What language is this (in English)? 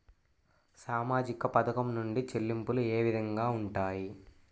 Telugu